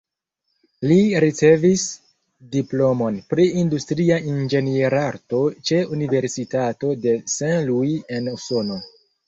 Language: Esperanto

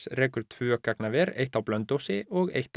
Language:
Icelandic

